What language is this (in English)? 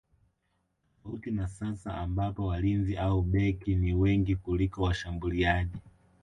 Swahili